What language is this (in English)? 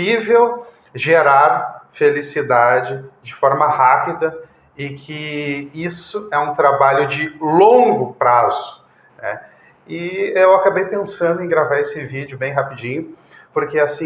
Portuguese